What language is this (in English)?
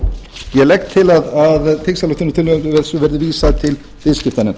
Icelandic